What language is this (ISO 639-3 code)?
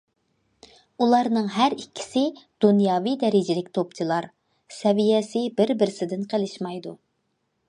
uig